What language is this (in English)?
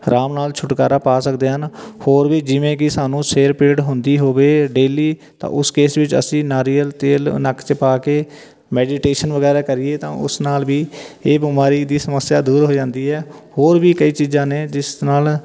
Punjabi